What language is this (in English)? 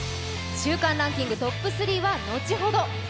Japanese